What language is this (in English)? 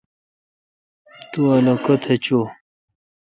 Kalkoti